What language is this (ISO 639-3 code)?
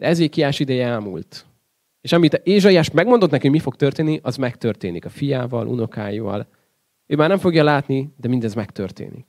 hun